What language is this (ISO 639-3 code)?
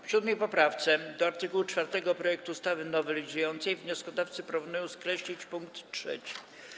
pol